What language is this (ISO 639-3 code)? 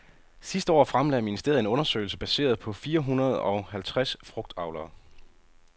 dan